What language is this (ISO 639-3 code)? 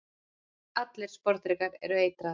isl